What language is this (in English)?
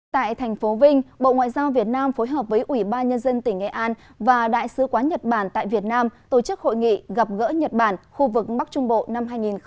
Vietnamese